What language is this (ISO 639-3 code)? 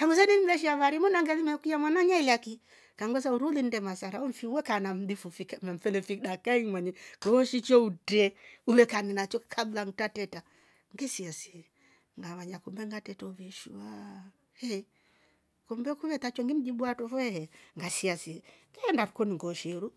rof